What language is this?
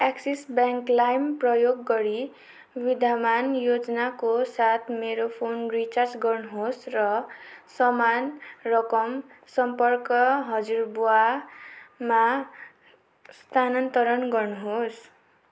Nepali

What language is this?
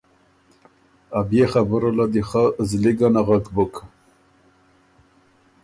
Ormuri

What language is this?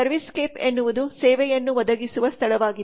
Kannada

